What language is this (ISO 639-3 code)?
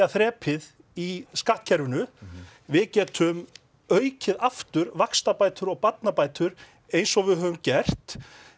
isl